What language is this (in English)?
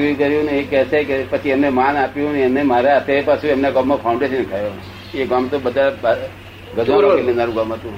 Gujarati